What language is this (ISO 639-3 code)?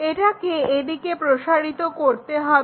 ben